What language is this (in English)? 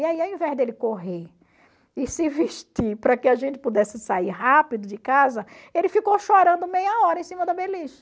Portuguese